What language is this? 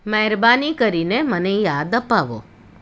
Gujarati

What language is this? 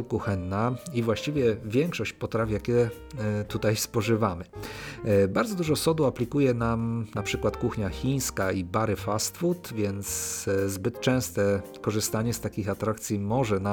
Polish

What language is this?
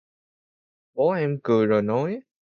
Vietnamese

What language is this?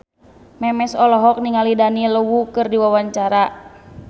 Sundanese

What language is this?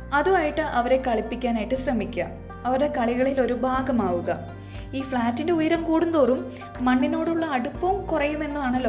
Malayalam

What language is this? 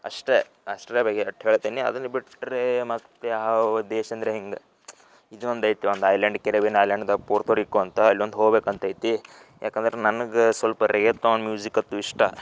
Kannada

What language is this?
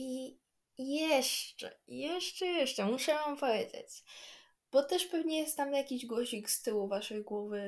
Polish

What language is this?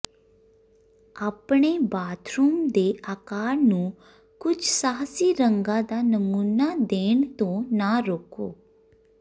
Punjabi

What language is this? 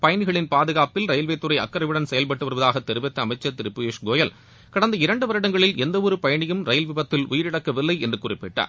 Tamil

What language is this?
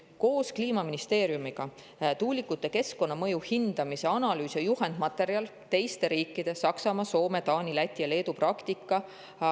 Estonian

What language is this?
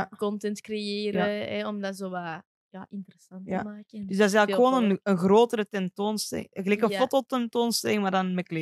Dutch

